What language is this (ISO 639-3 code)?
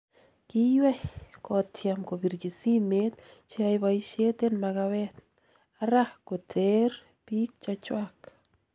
kln